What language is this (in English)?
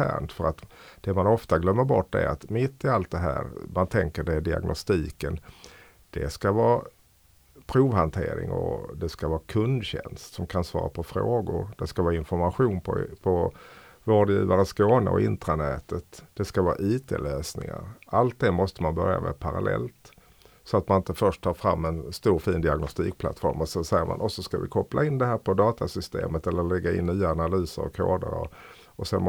Swedish